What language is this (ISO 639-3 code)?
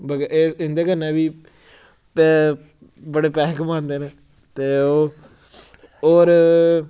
doi